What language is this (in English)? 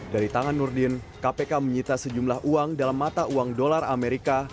Indonesian